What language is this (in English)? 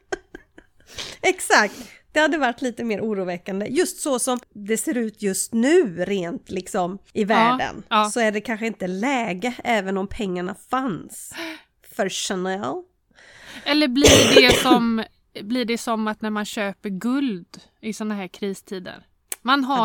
Swedish